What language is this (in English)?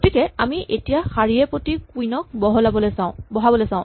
Assamese